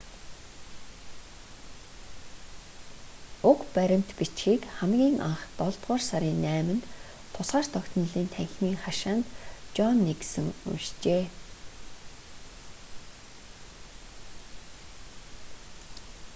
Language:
Mongolian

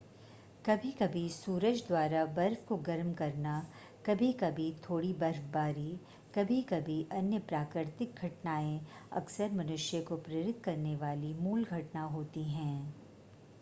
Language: Hindi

